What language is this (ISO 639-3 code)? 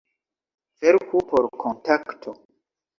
epo